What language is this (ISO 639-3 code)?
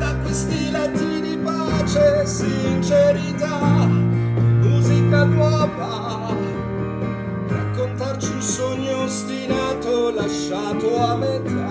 ita